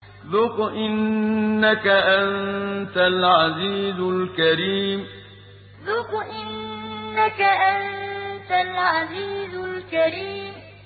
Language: Arabic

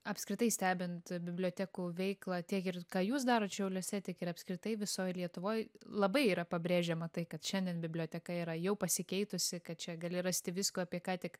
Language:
Lithuanian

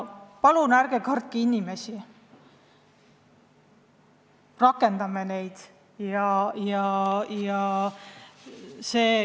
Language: Estonian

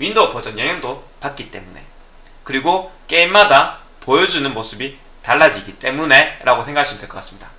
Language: Korean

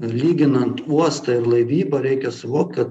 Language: Lithuanian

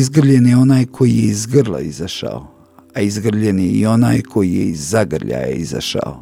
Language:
Croatian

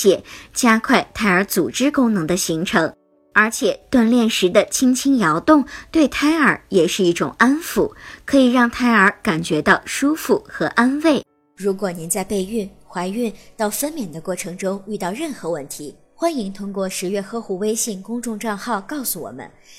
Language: Chinese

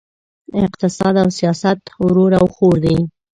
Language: Pashto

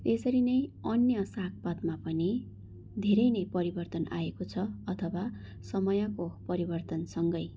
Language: Nepali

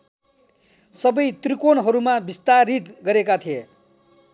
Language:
Nepali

